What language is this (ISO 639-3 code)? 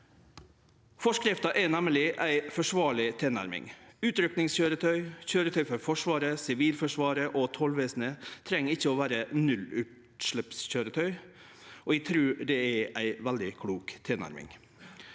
nor